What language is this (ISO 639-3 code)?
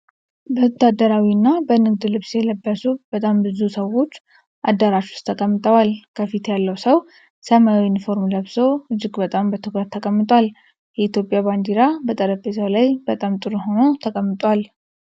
amh